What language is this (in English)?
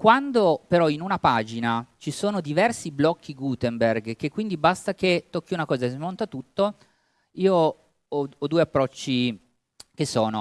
Italian